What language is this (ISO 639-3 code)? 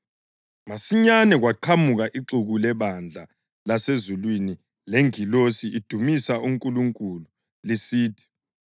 nde